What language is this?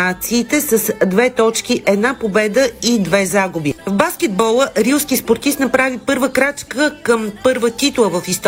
Bulgarian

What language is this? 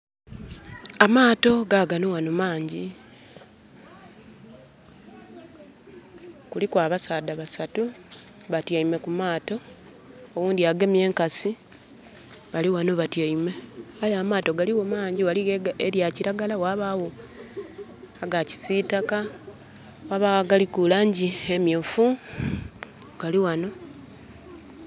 Soga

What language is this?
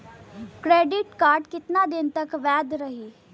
Bhojpuri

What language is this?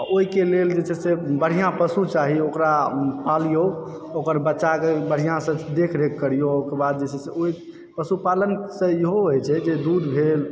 Maithili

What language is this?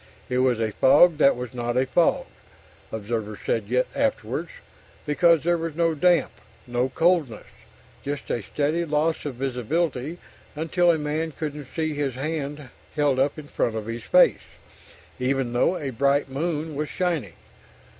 English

